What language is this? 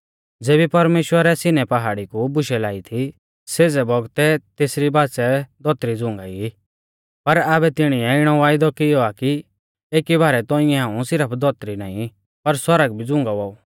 Mahasu Pahari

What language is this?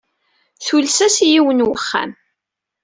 Kabyle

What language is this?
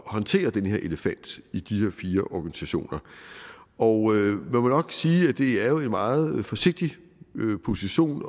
Danish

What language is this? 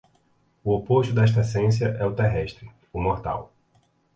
Portuguese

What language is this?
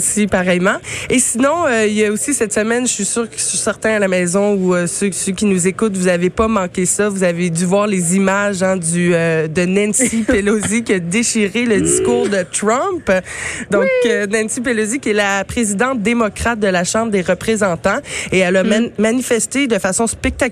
French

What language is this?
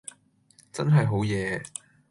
Cantonese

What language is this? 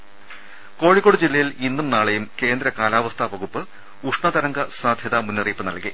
Malayalam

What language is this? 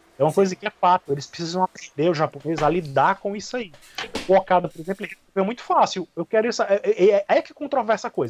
Portuguese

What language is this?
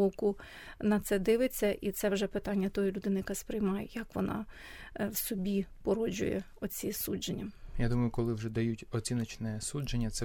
Ukrainian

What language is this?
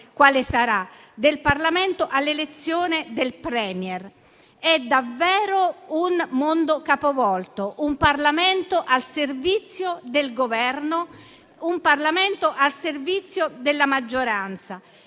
Italian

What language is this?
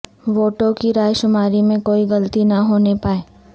Urdu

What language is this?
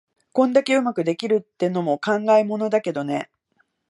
Japanese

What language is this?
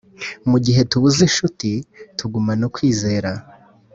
Kinyarwanda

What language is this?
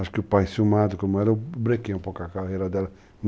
Portuguese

